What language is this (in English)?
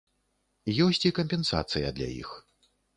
Belarusian